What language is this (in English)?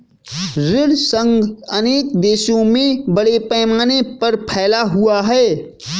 Hindi